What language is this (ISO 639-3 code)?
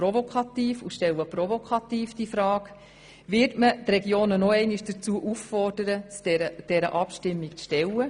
gsw